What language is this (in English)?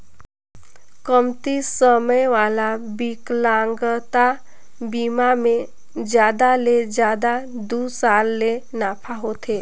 Chhattisgarhi